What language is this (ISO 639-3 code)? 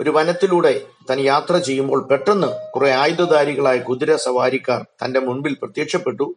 mal